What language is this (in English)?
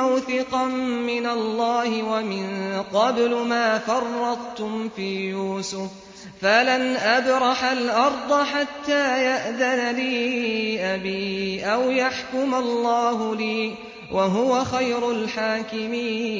Arabic